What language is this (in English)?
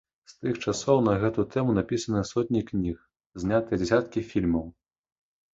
Belarusian